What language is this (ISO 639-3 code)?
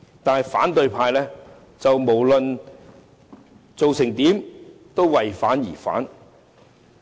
yue